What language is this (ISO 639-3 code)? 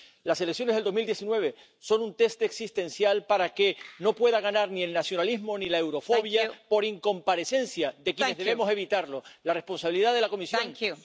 ron